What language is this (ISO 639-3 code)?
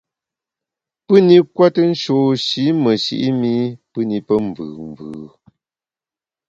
bax